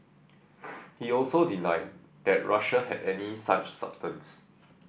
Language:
English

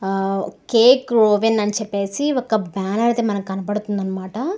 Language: Telugu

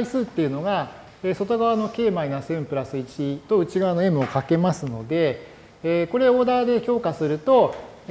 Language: Japanese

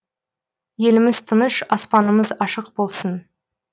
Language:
Kazakh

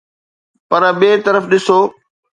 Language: Sindhi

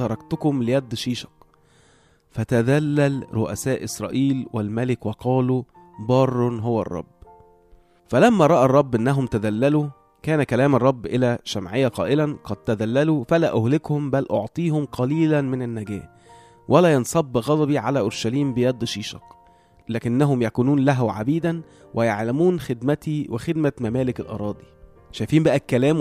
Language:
Arabic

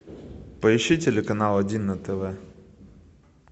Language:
Russian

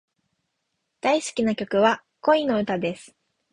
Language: Japanese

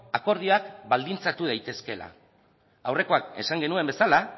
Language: Basque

